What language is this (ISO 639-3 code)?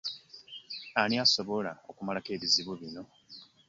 lug